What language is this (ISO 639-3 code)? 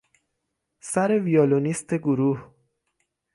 fas